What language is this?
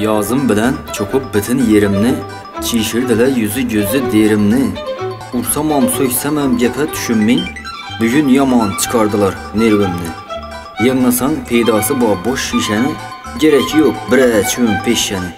Turkish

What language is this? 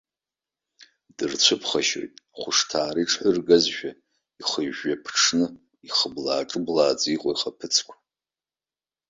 Abkhazian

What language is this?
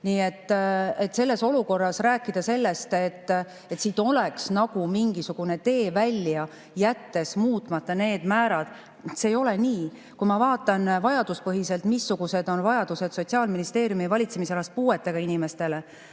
Estonian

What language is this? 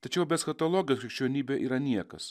Lithuanian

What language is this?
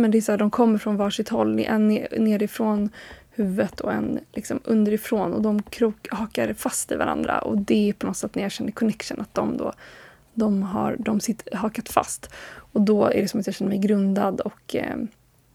Swedish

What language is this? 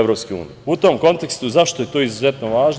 Serbian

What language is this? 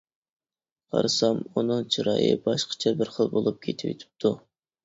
Uyghur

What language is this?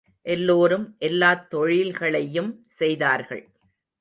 Tamil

